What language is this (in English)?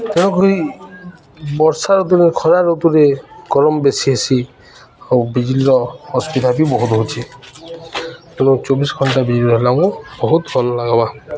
Odia